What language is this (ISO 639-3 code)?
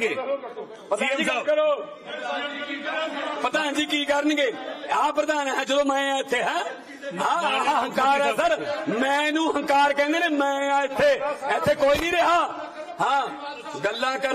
pan